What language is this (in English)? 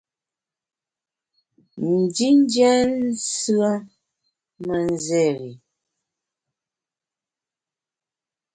Bamun